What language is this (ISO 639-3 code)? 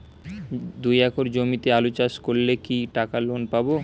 ben